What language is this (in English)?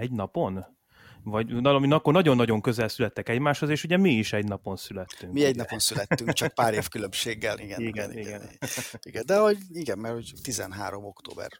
Hungarian